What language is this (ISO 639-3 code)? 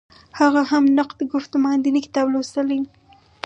pus